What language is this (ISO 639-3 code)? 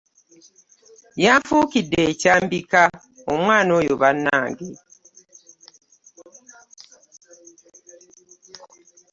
lug